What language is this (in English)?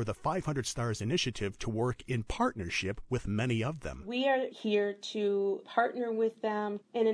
English